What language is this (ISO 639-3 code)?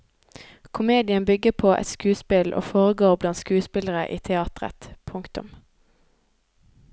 nor